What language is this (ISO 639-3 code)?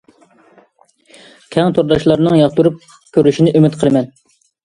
uig